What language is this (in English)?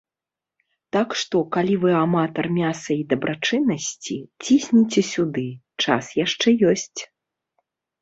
Belarusian